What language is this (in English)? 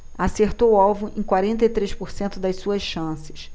Portuguese